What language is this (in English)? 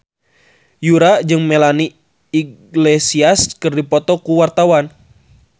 Sundanese